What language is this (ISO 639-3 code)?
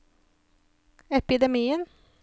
nor